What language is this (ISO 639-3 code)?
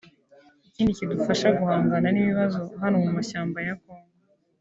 kin